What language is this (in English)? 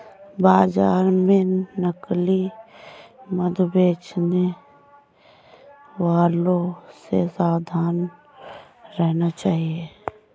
Hindi